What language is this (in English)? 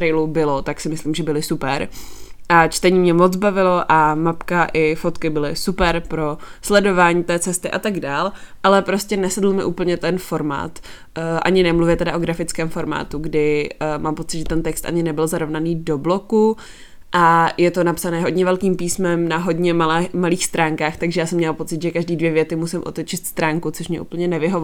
Czech